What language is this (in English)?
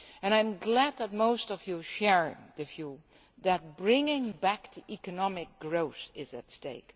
English